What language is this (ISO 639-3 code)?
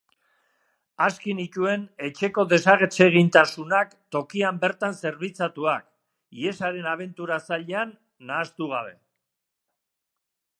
eus